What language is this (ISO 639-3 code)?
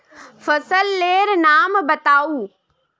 mag